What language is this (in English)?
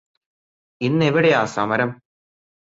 Malayalam